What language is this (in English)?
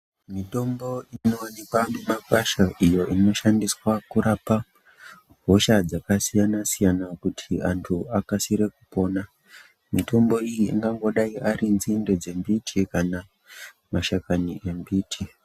Ndau